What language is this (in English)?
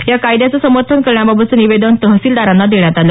Marathi